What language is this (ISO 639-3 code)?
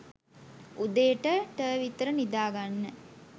sin